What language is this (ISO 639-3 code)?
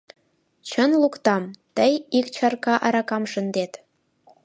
chm